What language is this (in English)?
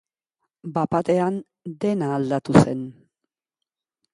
Basque